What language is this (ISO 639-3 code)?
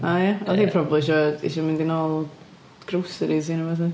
cym